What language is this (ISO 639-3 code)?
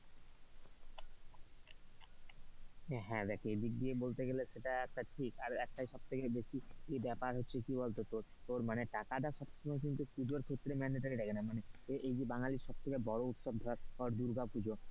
ben